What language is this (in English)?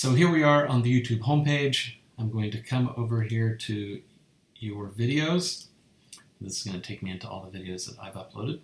English